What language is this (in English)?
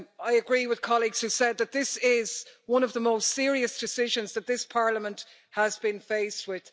English